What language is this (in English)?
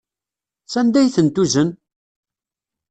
Kabyle